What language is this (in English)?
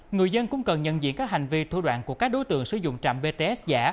Vietnamese